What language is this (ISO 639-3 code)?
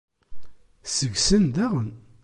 kab